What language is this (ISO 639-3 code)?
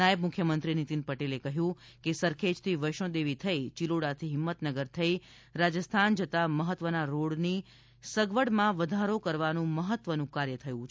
guj